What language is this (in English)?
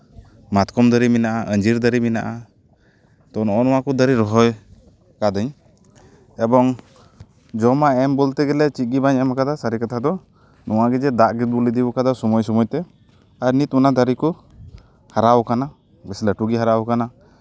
Santali